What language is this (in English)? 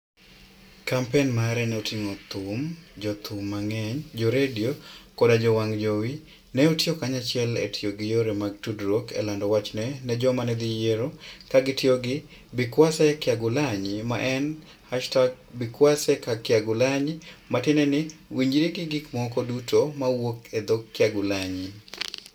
Luo (Kenya and Tanzania)